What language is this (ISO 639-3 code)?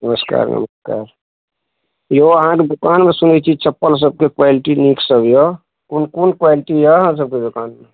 mai